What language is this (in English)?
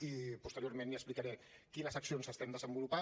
Catalan